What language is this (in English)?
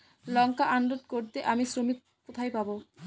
Bangla